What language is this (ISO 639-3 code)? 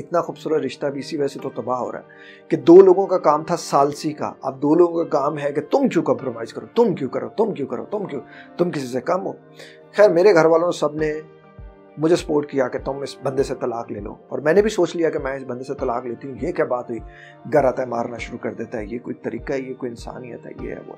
hin